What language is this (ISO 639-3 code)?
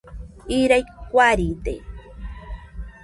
hux